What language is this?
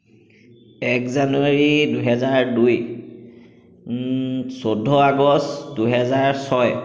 Assamese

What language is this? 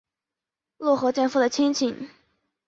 Chinese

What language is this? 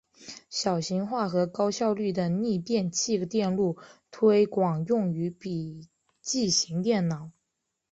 Chinese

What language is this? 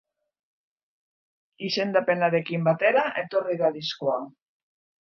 Basque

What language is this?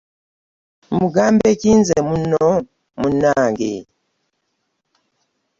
Ganda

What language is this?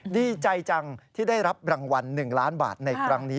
Thai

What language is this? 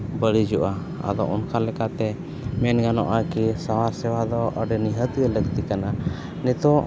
Santali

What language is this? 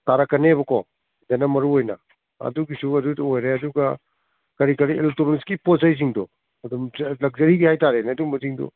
Manipuri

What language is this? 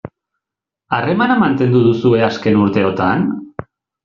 Basque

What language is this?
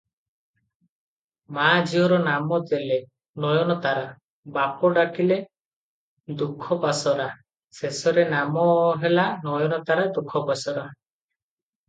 Odia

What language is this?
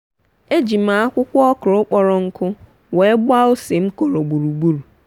Igbo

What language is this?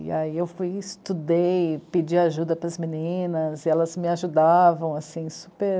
Portuguese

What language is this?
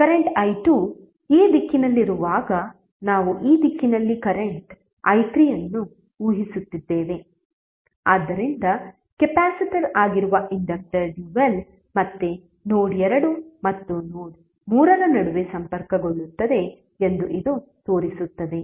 Kannada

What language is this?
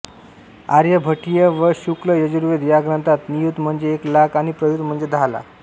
Marathi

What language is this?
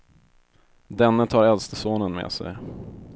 Swedish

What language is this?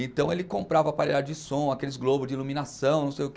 Portuguese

